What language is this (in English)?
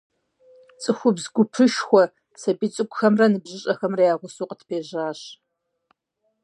Kabardian